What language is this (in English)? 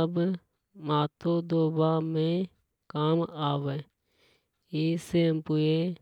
Hadothi